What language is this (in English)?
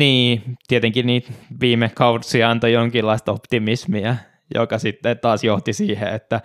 Finnish